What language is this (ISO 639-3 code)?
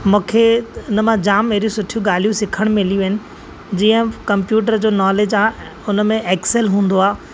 snd